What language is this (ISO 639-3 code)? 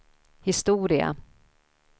swe